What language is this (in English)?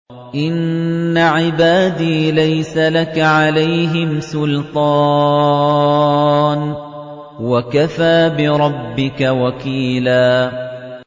Arabic